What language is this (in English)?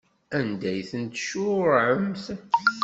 Kabyle